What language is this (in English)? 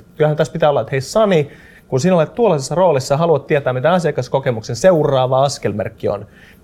Finnish